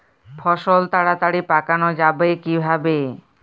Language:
Bangla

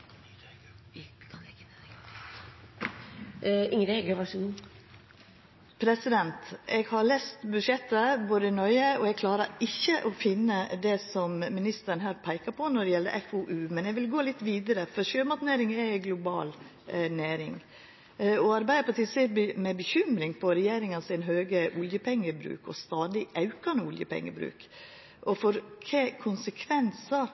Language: Norwegian Nynorsk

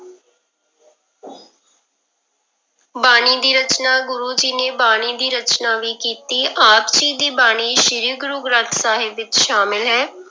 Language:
Punjabi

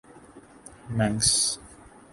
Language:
Urdu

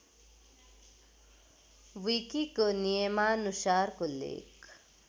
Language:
Nepali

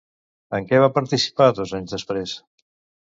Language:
Catalan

